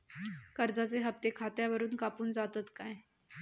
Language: Marathi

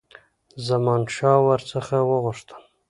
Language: Pashto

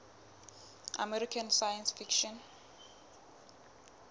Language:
Southern Sotho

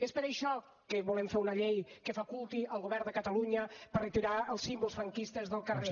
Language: Catalan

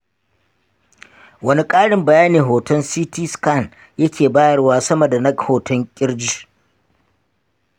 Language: Hausa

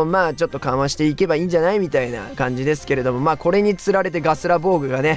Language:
Japanese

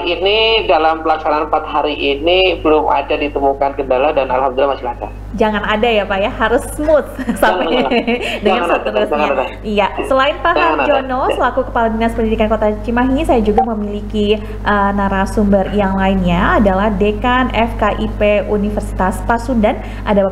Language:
Indonesian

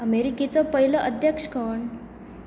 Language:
Konkani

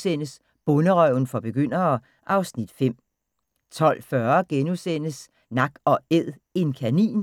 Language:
Danish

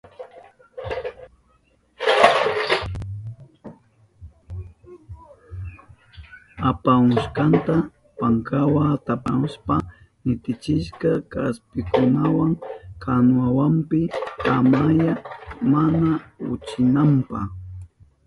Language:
Southern Pastaza Quechua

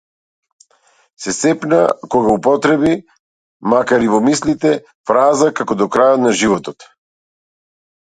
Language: Macedonian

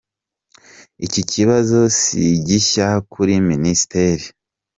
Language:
Kinyarwanda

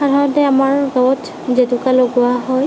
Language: Assamese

